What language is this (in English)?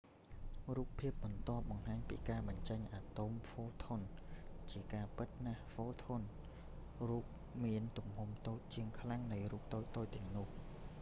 Khmer